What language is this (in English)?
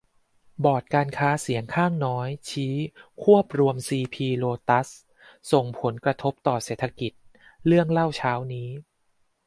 Thai